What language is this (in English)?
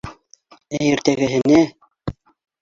Bashkir